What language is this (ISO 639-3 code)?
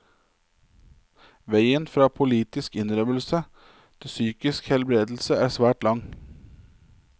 nor